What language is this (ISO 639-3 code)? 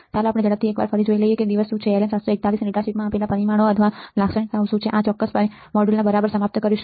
guj